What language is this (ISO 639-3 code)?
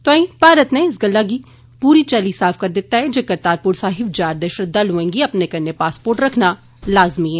doi